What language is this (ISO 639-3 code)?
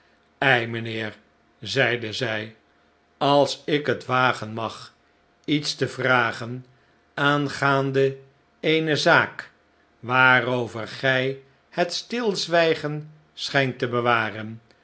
nld